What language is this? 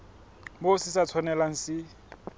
Southern Sotho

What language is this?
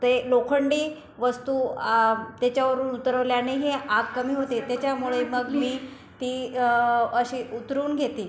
Marathi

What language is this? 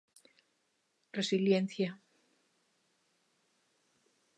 Galician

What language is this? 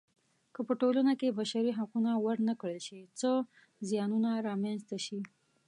Pashto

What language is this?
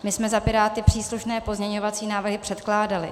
Czech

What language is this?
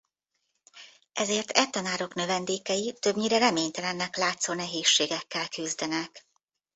Hungarian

